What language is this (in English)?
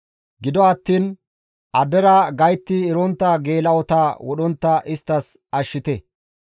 Gamo